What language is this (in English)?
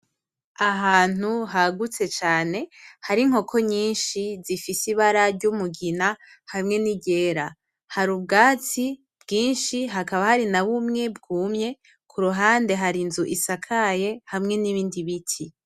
Rundi